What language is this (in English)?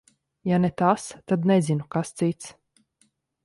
Latvian